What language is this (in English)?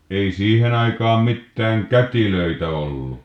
Finnish